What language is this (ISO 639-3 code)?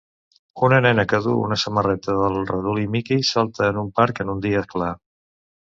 cat